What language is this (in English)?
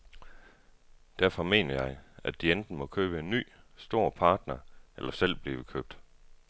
Danish